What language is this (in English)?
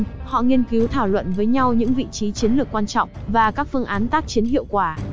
Vietnamese